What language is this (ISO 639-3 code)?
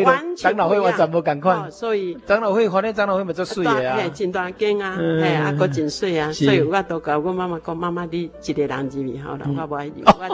zho